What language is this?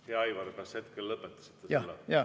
Estonian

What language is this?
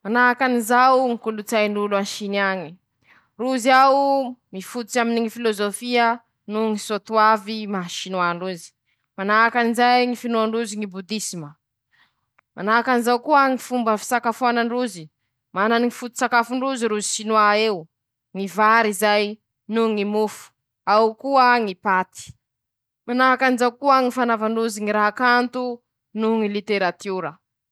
Masikoro Malagasy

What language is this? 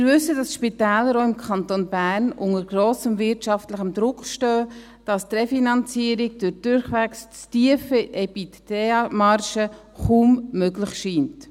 Swiss German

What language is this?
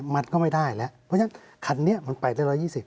Thai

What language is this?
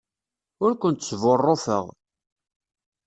Kabyle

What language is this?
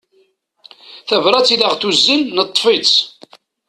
Kabyle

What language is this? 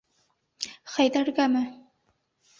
Bashkir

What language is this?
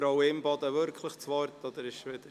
Swiss German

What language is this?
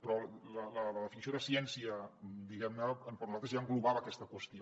Catalan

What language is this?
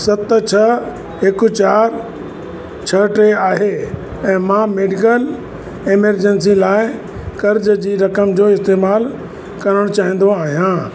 Sindhi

